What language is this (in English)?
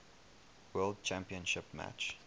English